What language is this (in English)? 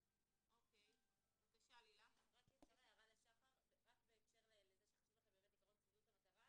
Hebrew